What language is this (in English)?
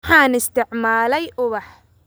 Somali